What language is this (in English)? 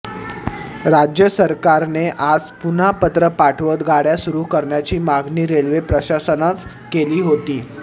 Marathi